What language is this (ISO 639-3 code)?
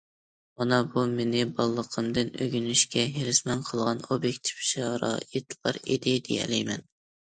uig